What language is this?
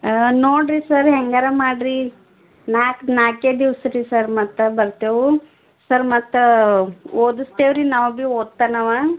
Kannada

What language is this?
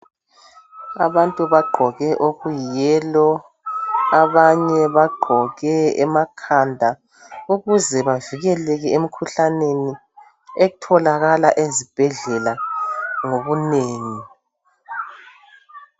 North Ndebele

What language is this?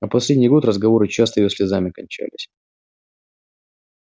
Russian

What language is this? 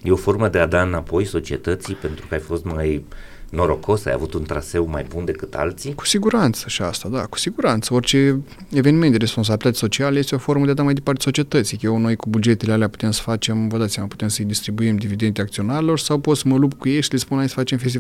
Romanian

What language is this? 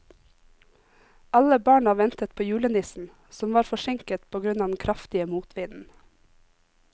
Norwegian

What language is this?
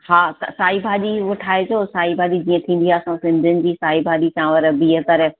Sindhi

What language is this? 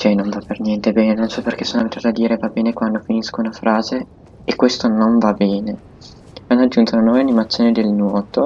Italian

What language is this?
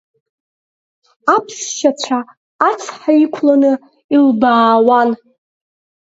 Abkhazian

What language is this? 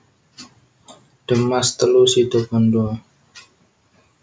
Javanese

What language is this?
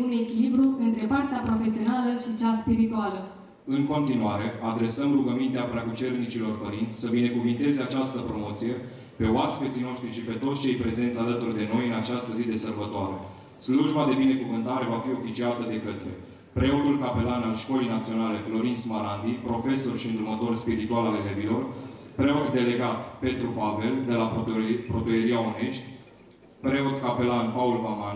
Romanian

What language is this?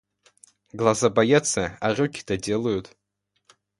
Russian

